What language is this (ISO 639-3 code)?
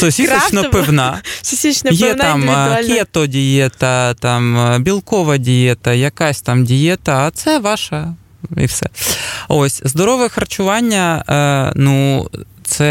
ukr